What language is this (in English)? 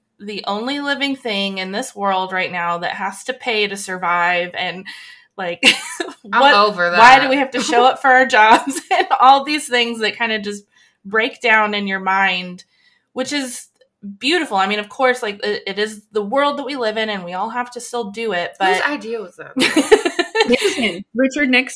English